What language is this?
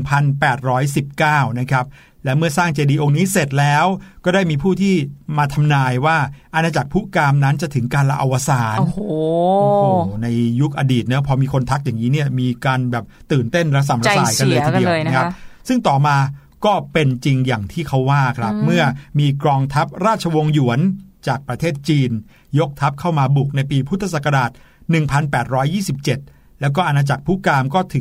Thai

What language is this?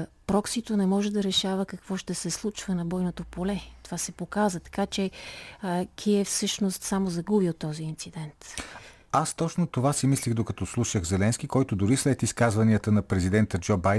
Bulgarian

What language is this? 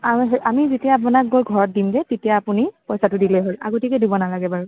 Assamese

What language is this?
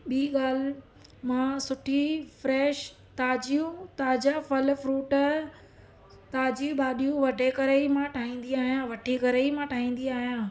Sindhi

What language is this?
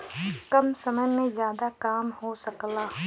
Bhojpuri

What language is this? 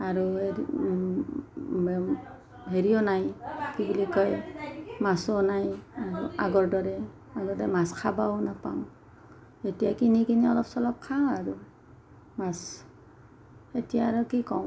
Assamese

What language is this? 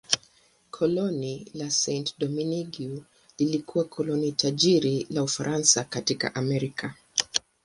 Swahili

